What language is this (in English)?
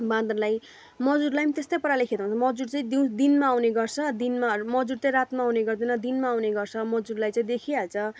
Nepali